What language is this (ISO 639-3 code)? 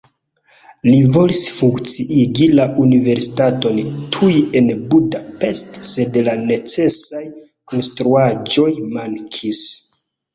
epo